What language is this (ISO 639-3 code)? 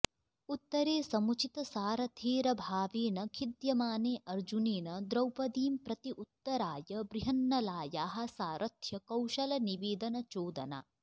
san